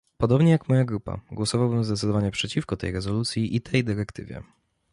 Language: Polish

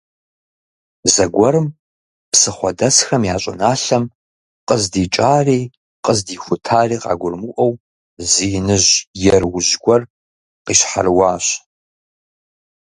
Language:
Kabardian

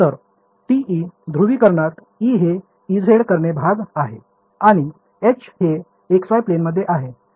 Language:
Marathi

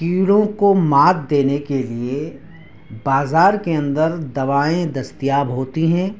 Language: Urdu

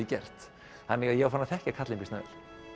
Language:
Icelandic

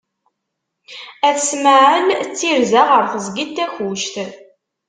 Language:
Kabyle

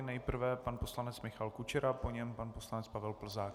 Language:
Czech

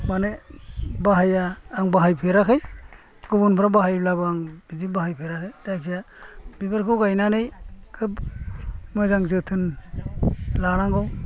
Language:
Bodo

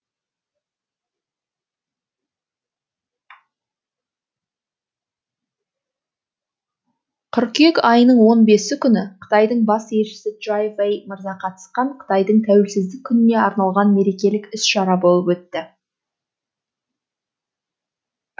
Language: Kazakh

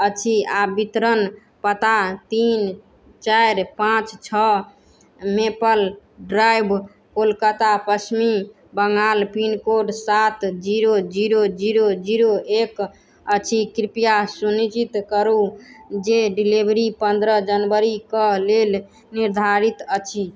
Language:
Maithili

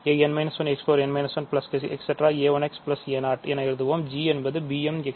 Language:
Tamil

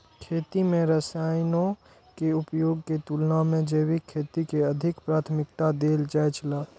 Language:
Maithili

